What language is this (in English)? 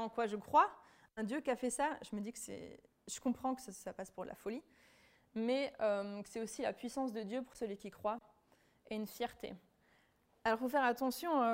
French